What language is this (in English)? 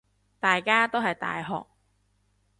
Cantonese